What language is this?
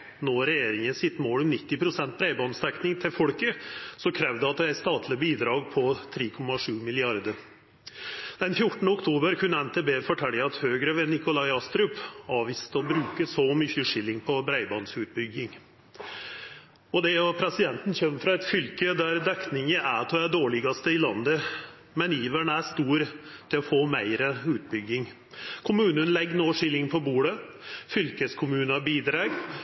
Norwegian Nynorsk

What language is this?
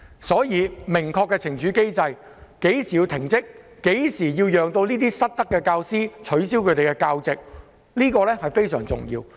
Cantonese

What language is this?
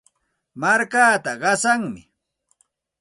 Santa Ana de Tusi Pasco Quechua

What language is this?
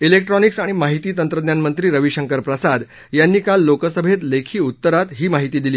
Marathi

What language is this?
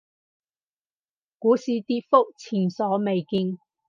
Cantonese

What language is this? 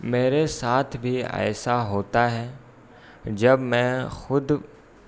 Urdu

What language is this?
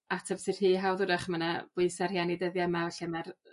Welsh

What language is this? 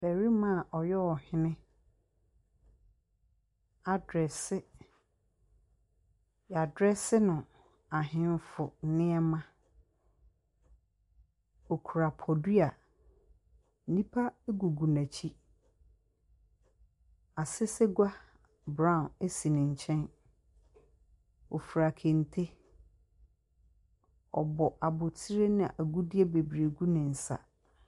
Akan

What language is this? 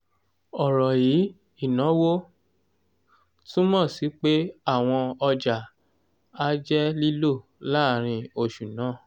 Yoruba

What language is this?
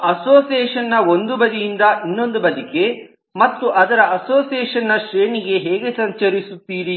Kannada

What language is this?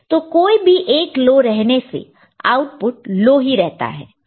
Hindi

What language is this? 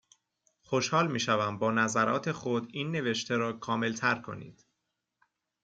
Persian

